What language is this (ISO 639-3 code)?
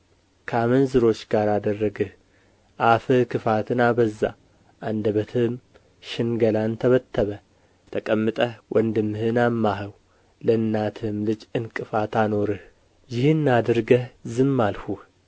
amh